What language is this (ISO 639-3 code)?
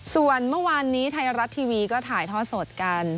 tha